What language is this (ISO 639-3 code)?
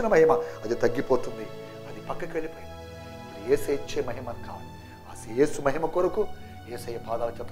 tel